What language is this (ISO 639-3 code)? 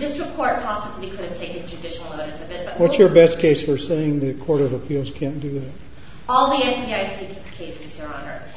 eng